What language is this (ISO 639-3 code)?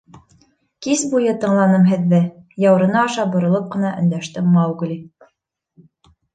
bak